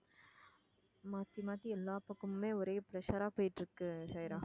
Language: Tamil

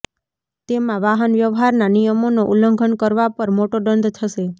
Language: Gujarati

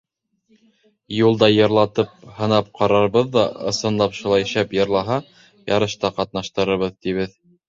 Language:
Bashkir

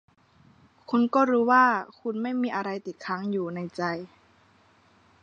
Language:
Thai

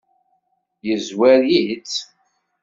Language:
Kabyle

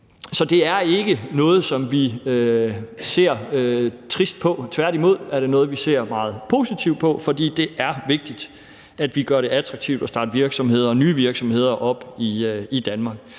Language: Danish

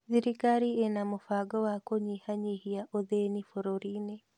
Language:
Kikuyu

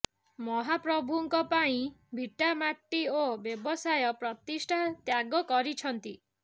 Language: Odia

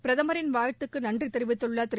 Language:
Tamil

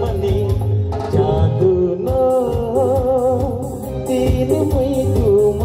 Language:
Arabic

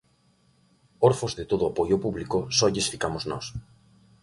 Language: Galician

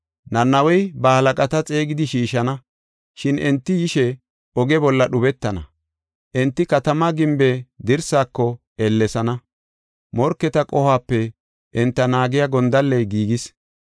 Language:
Gofa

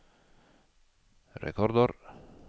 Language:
Norwegian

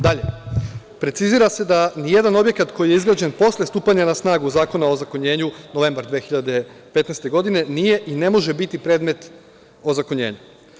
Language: Serbian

